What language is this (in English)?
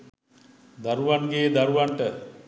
Sinhala